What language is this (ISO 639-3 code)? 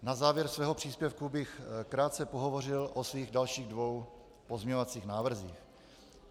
ces